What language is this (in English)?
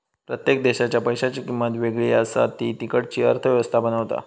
Marathi